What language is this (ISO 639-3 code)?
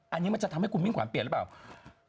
tha